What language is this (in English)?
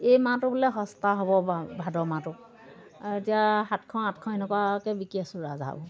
Assamese